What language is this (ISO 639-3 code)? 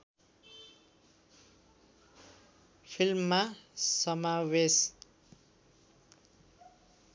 nep